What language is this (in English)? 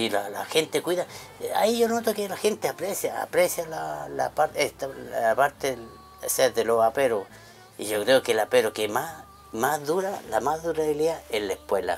Spanish